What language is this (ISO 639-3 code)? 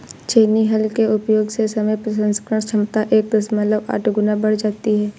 hin